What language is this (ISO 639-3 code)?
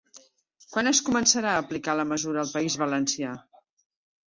cat